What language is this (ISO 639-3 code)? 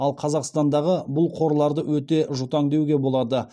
kaz